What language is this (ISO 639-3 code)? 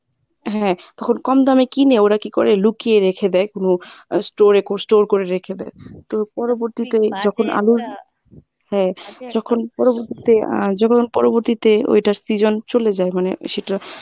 ben